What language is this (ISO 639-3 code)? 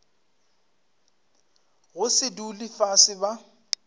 nso